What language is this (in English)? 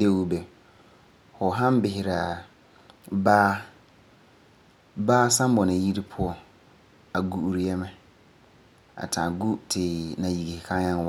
Frafra